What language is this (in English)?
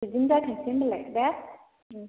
Bodo